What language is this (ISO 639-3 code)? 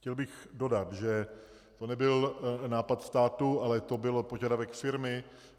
ces